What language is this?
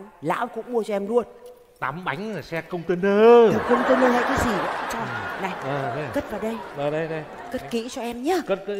Vietnamese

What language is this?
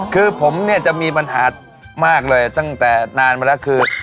Thai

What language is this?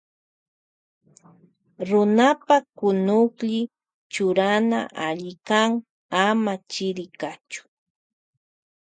Loja Highland Quichua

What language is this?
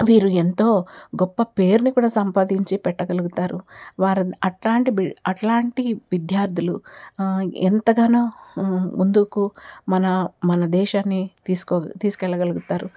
Telugu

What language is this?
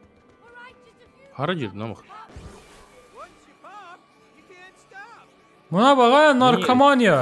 Turkish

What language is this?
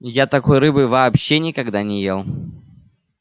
Russian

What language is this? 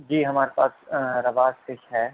Urdu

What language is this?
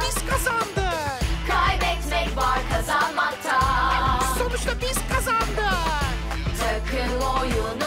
Turkish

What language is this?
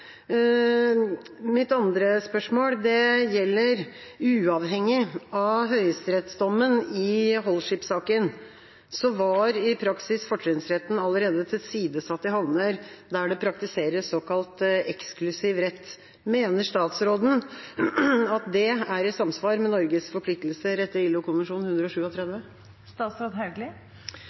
Norwegian Bokmål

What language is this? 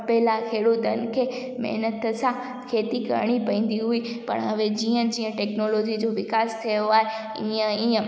Sindhi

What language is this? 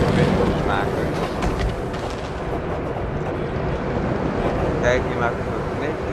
Dutch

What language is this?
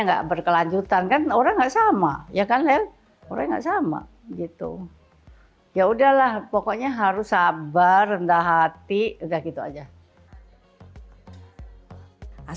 Indonesian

